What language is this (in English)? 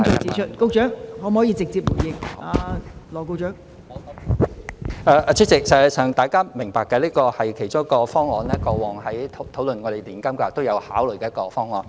Cantonese